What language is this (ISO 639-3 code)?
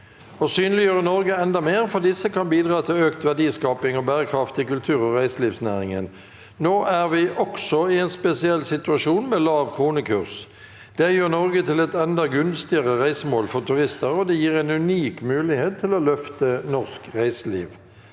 nor